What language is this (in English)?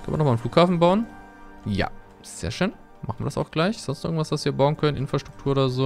German